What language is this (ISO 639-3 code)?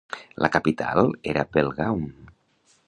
cat